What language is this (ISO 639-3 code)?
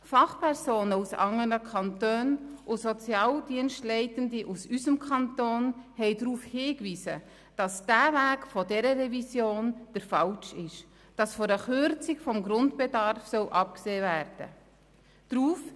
gsw